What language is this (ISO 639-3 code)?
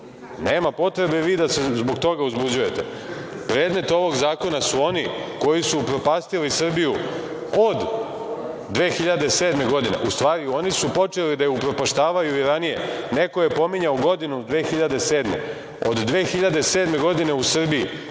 srp